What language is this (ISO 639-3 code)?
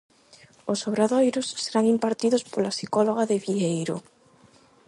glg